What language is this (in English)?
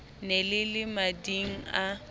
Southern Sotho